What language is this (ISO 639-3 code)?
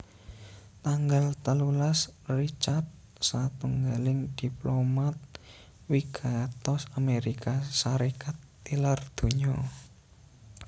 jav